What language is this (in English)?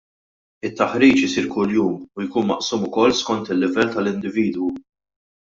Maltese